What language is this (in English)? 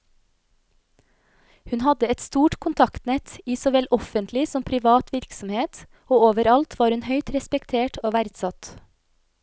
Norwegian